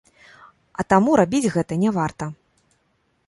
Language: Belarusian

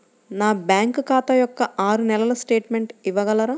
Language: Telugu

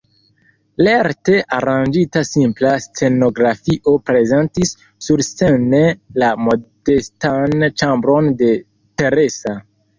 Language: Esperanto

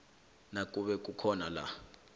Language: South Ndebele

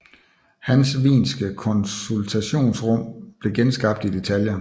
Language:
Danish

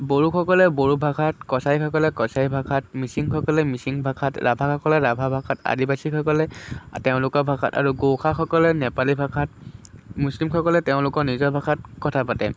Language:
Assamese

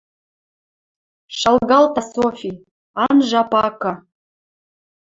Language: Western Mari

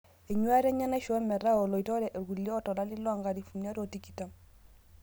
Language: Masai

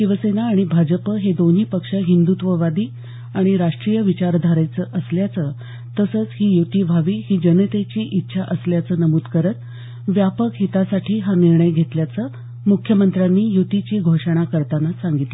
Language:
Marathi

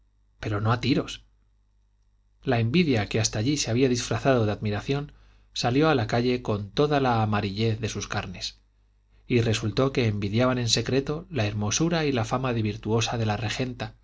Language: Spanish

